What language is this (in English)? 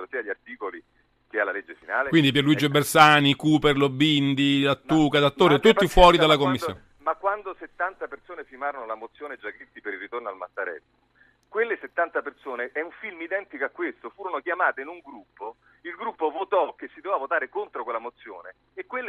Italian